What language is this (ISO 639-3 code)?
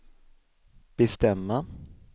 swe